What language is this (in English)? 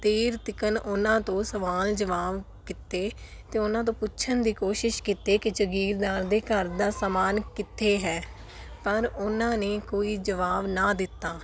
Punjabi